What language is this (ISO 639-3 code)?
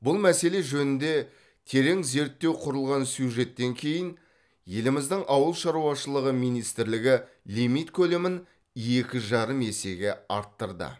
kaz